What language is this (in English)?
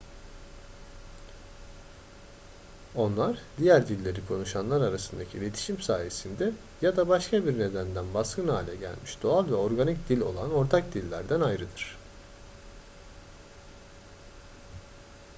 Turkish